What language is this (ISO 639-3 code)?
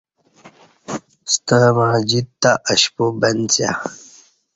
bsh